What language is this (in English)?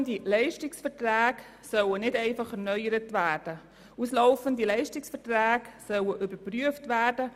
Swiss German